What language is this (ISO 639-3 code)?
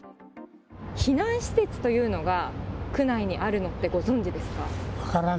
jpn